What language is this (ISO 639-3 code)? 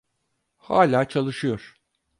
tur